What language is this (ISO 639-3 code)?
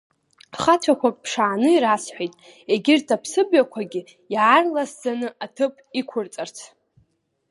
abk